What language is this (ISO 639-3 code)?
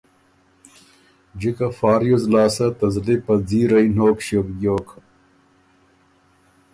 oru